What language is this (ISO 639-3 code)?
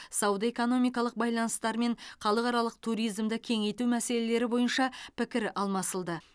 kaz